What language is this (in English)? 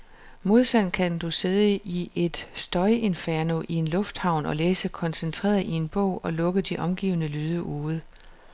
Danish